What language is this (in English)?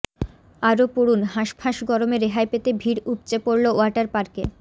Bangla